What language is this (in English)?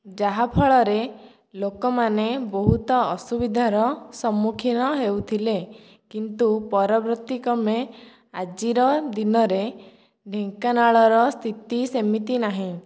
Odia